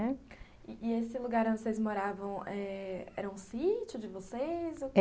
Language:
Portuguese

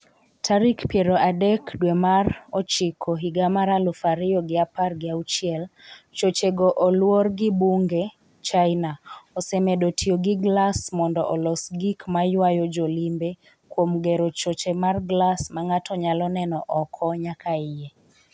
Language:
Luo (Kenya and Tanzania)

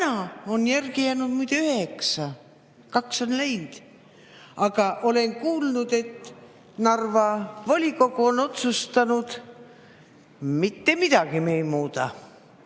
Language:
Estonian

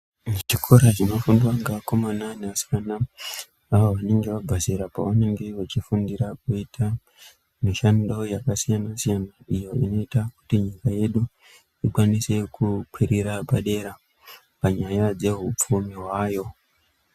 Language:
Ndau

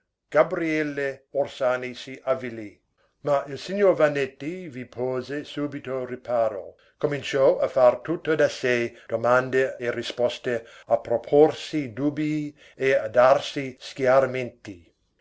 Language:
Italian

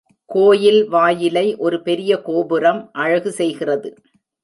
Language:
Tamil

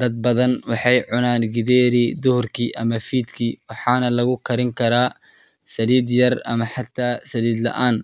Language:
Somali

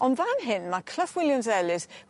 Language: Welsh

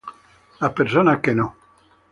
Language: Spanish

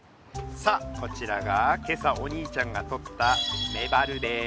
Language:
Japanese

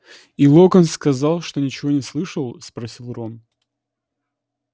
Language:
Russian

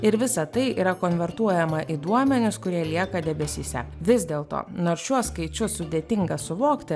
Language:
Lithuanian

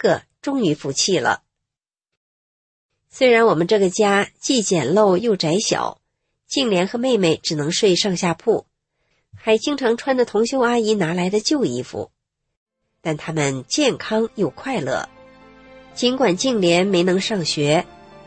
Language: Chinese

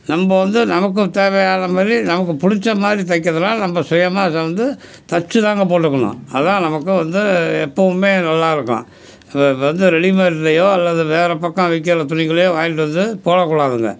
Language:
Tamil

